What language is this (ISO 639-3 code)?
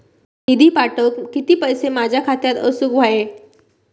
mar